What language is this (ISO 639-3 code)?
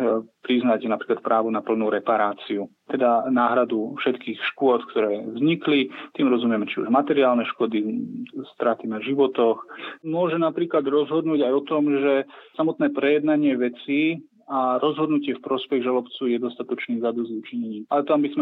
slk